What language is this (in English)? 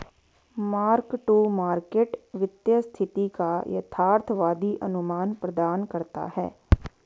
Hindi